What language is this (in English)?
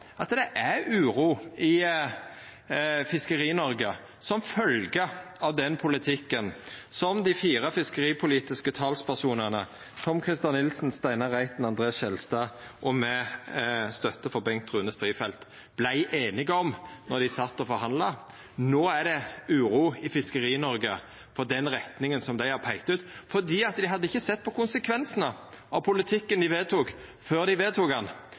Norwegian Nynorsk